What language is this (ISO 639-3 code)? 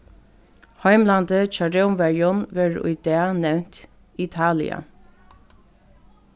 fao